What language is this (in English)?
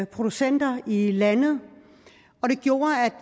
Danish